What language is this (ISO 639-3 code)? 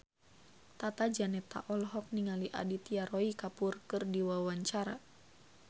sun